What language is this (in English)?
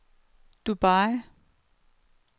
Danish